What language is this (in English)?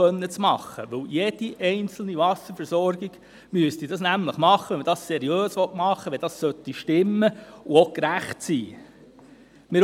Swiss German